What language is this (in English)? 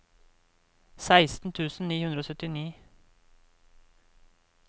Norwegian